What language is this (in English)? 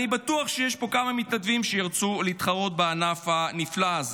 Hebrew